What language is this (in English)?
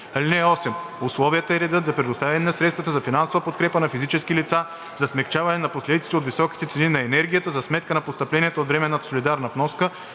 Bulgarian